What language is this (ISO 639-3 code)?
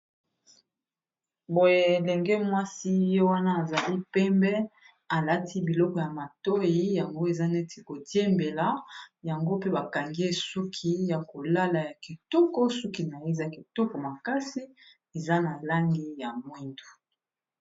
lin